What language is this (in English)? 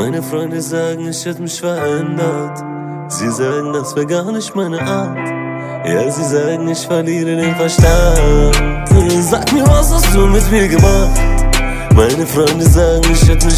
Dutch